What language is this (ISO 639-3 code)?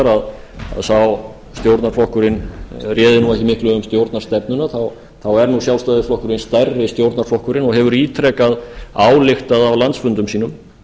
isl